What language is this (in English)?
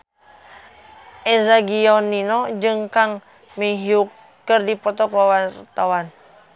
Sundanese